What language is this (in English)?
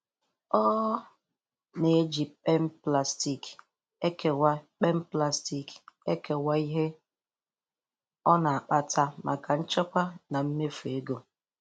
Igbo